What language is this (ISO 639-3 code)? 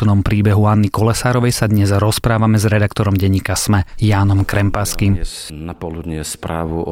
slk